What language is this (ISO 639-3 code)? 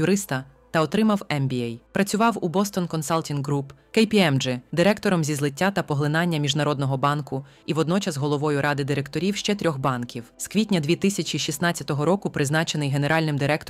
ukr